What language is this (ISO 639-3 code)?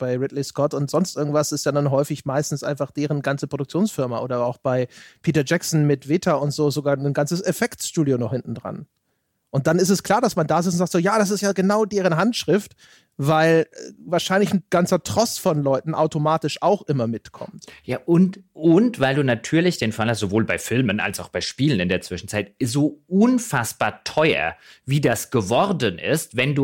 deu